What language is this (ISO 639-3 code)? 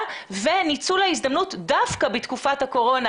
heb